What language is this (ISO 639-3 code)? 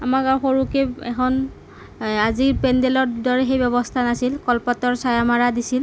asm